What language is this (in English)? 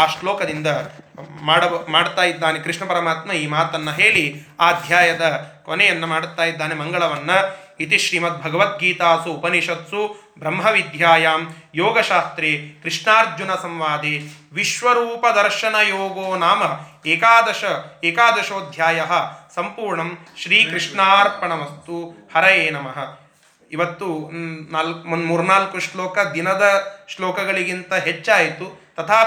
Kannada